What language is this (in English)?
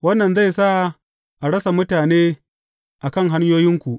Hausa